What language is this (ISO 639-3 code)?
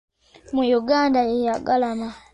lug